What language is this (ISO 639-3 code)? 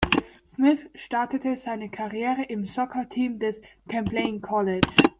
deu